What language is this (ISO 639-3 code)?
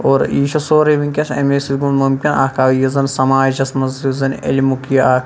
kas